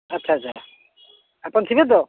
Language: Odia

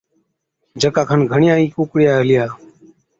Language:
Od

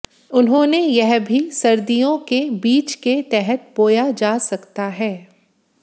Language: Hindi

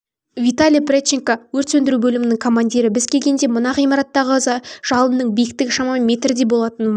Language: Kazakh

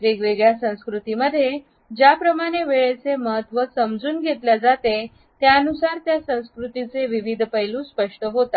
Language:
Marathi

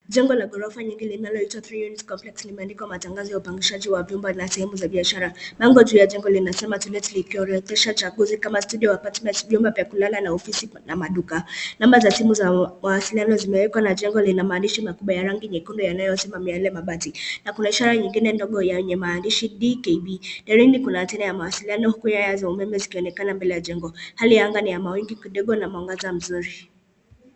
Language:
Swahili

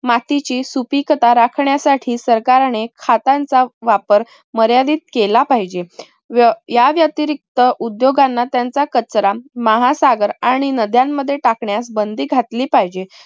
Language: Marathi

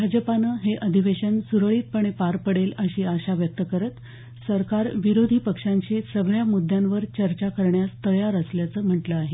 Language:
Marathi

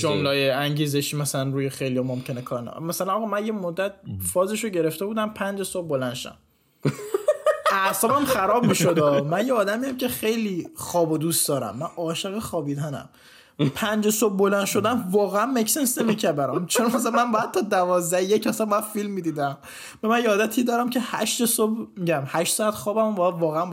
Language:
Persian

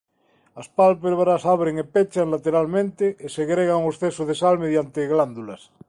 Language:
Galician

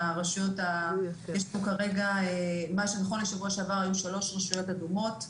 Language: Hebrew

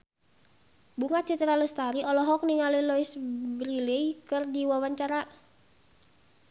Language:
Sundanese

